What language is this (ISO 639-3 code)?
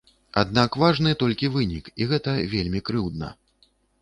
bel